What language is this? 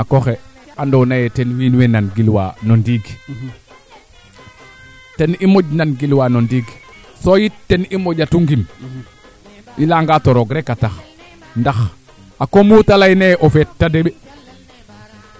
Serer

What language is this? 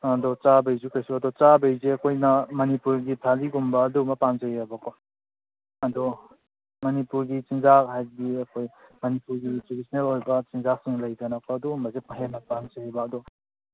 Manipuri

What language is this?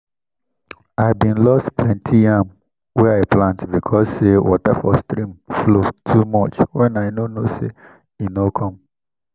Nigerian Pidgin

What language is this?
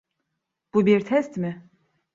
Turkish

